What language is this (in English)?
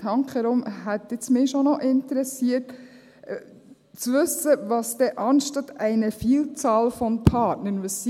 Swiss German